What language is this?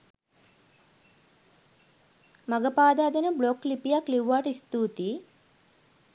Sinhala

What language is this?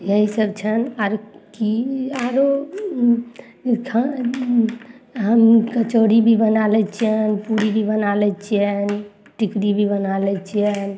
Maithili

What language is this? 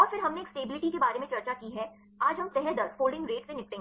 Hindi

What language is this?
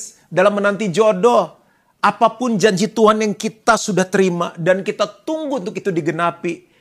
Indonesian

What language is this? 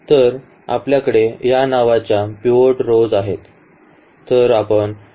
Marathi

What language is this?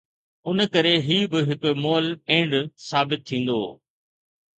Sindhi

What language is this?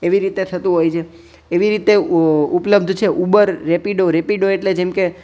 Gujarati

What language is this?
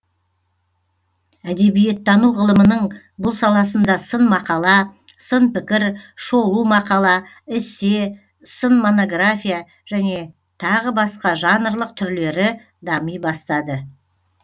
Kazakh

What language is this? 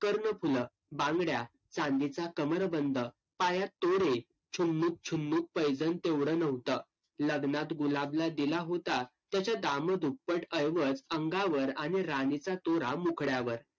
Marathi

